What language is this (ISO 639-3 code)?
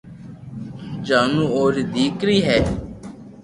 lrk